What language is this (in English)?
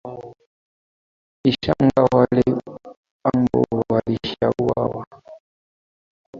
Swahili